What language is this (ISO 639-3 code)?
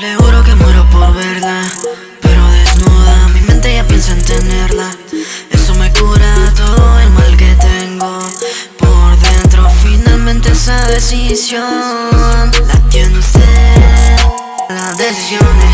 spa